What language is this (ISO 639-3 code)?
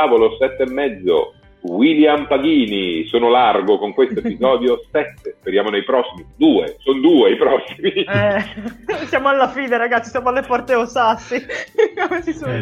ita